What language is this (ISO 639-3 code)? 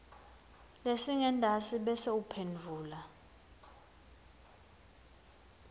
ssw